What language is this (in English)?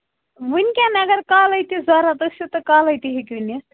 Kashmiri